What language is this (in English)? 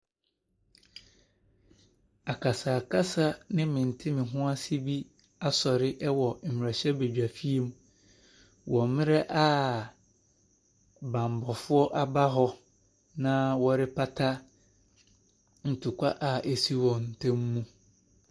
Akan